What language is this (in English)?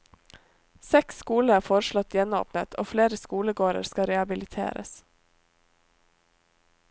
Norwegian